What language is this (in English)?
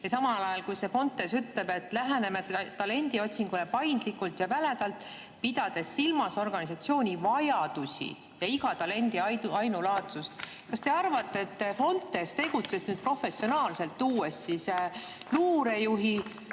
Estonian